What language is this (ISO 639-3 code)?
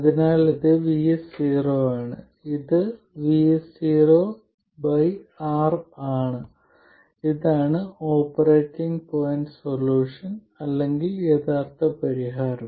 mal